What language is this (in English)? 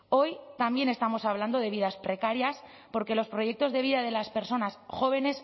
Spanish